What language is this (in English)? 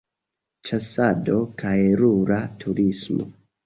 Esperanto